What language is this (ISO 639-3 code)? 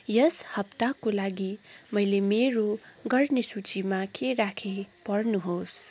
nep